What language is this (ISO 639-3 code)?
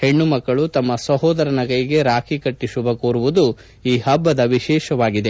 kan